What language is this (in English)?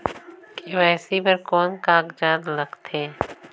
Chhattisgarhi